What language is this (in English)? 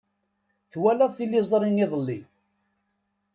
Kabyle